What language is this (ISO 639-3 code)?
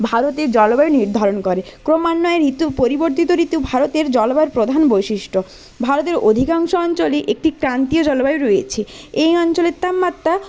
ben